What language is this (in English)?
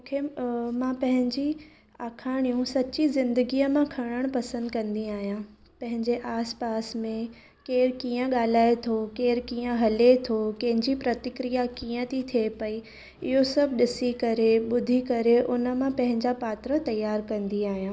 Sindhi